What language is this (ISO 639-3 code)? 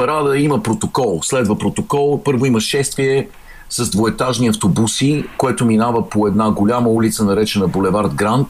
bul